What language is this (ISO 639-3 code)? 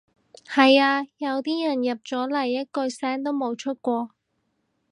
yue